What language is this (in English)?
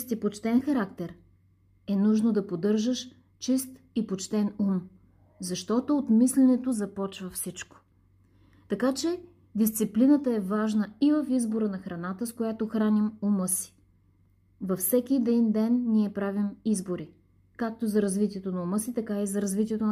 Bulgarian